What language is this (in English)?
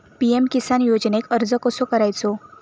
Marathi